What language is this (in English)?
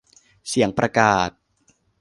Thai